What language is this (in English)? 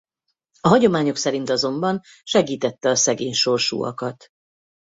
Hungarian